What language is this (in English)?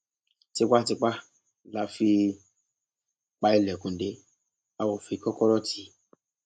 Yoruba